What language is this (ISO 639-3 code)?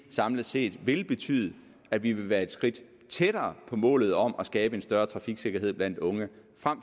dan